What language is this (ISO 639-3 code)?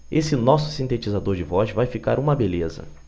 por